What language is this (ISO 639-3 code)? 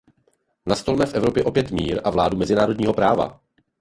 ces